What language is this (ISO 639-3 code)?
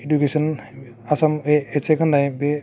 brx